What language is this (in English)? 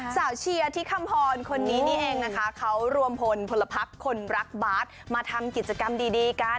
Thai